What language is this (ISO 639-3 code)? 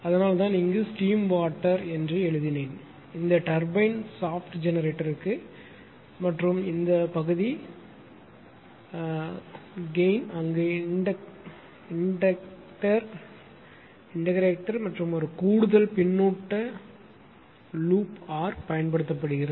tam